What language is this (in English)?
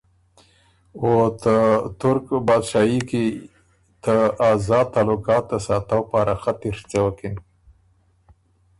Ormuri